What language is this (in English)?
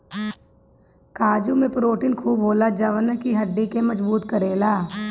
Bhojpuri